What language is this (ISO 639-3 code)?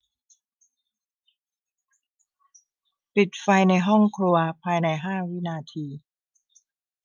tha